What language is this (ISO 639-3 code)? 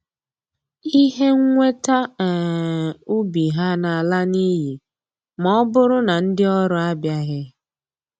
ibo